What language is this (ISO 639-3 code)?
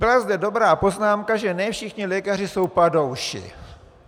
ces